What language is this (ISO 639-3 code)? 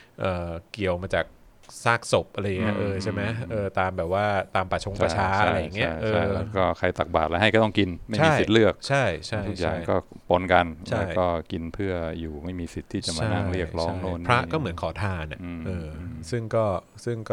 tha